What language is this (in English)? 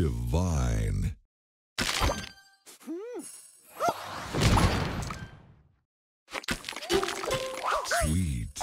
English